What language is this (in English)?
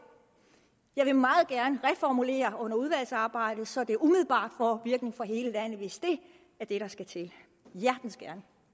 Danish